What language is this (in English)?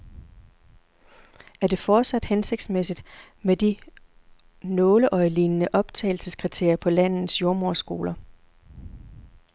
Danish